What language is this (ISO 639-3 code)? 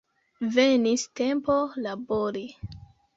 epo